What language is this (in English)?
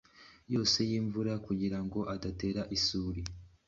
Kinyarwanda